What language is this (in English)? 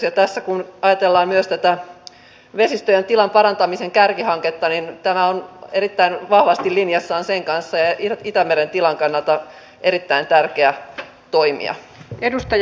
Finnish